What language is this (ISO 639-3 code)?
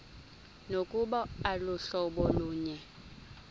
xho